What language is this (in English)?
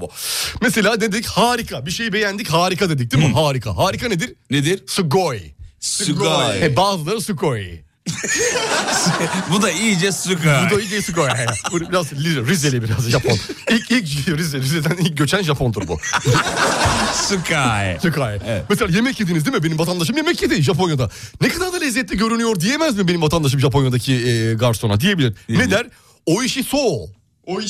Turkish